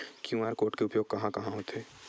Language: Chhattisgarhi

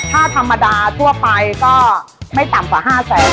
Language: Thai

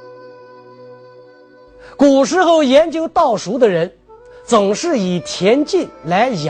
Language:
Chinese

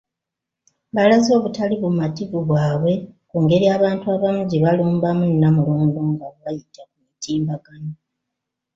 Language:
Ganda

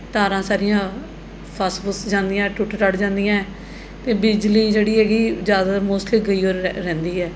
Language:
Punjabi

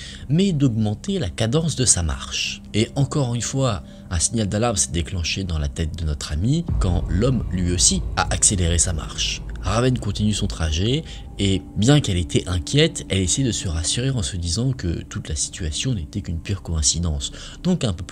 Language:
French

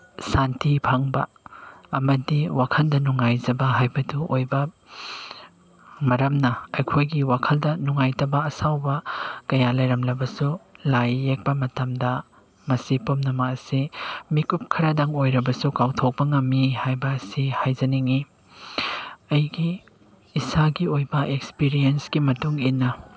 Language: Manipuri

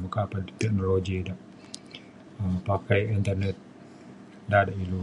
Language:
Mainstream Kenyah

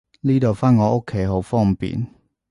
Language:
Cantonese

